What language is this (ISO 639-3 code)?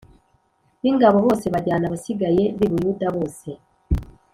kin